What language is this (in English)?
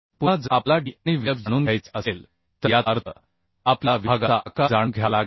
Marathi